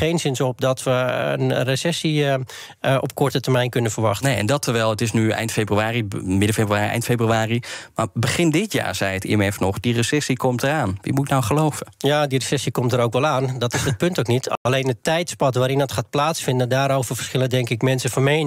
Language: Dutch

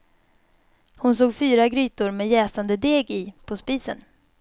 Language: Swedish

